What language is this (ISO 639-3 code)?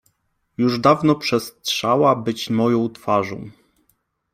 pol